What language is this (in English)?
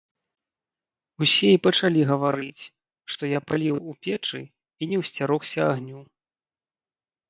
Belarusian